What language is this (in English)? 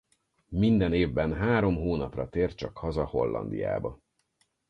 Hungarian